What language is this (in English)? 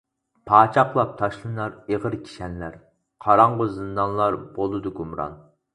Uyghur